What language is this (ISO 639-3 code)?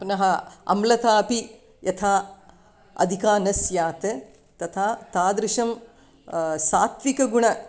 san